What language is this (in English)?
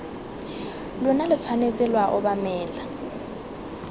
Tswana